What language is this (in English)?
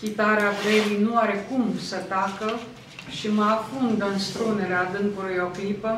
Romanian